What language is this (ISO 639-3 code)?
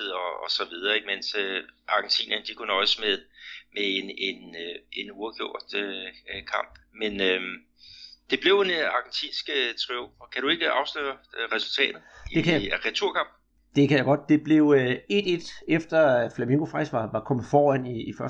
dan